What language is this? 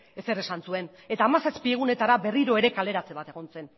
Basque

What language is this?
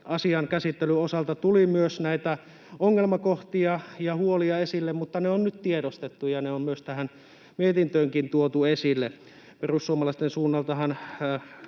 Finnish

